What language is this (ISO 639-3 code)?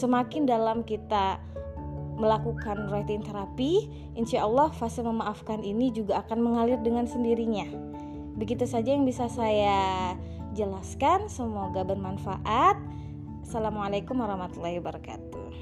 ind